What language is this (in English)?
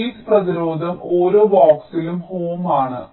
Malayalam